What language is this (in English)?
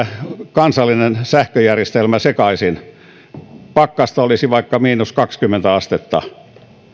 Finnish